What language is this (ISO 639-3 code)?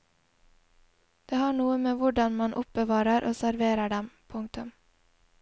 nor